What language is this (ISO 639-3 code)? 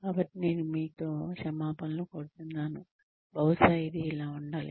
tel